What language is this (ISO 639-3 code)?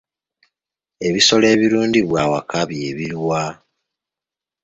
lug